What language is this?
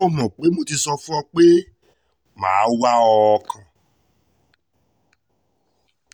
Yoruba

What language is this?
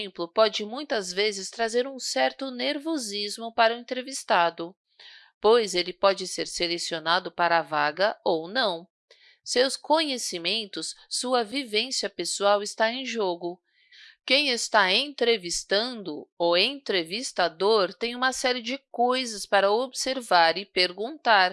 Portuguese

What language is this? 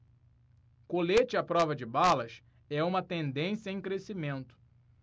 Portuguese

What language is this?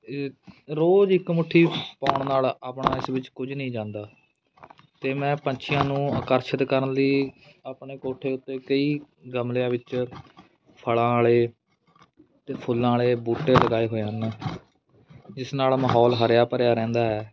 Punjabi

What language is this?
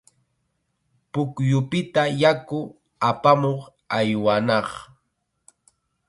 Chiquián Ancash Quechua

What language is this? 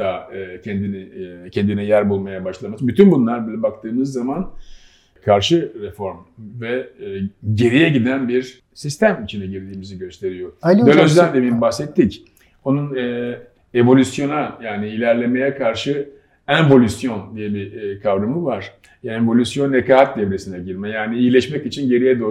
Turkish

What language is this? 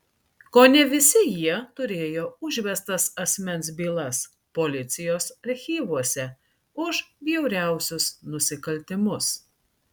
Lithuanian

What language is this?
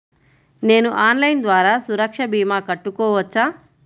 Telugu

